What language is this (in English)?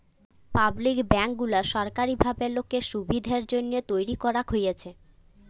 Bangla